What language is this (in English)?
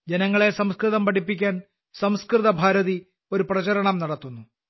Malayalam